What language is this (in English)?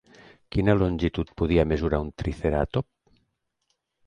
Catalan